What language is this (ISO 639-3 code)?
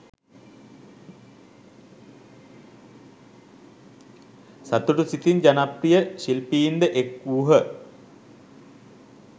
sin